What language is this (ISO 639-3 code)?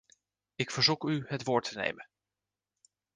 nld